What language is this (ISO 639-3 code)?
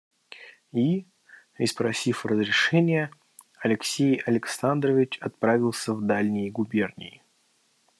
rus